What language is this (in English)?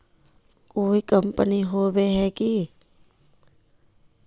Magahi